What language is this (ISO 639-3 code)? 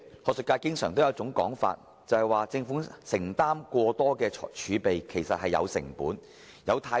yue